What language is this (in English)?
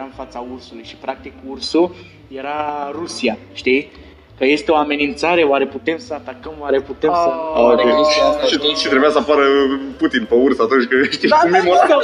Romanian